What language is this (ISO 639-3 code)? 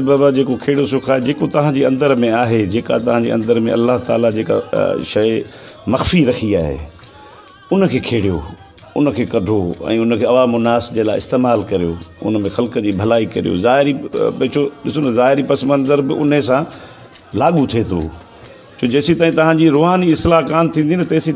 snd